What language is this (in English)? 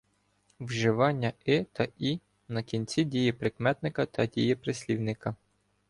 Ukrainian